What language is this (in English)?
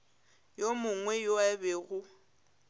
Northern Sotho